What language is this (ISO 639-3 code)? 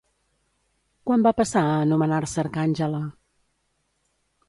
cat